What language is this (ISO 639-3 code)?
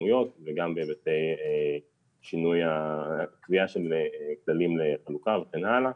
heb